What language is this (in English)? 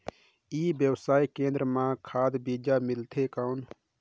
Chhattisgarhi